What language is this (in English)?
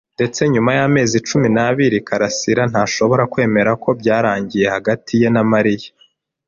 Kinyarwanda